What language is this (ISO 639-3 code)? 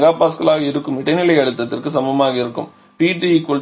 tam